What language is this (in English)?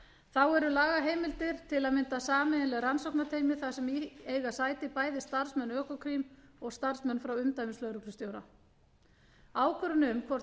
Icelandic